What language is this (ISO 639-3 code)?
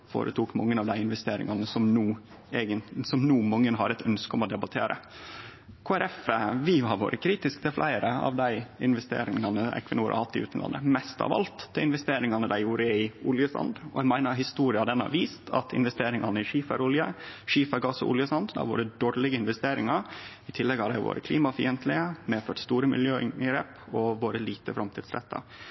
nno